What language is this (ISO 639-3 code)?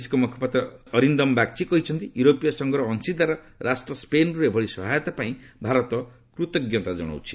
ori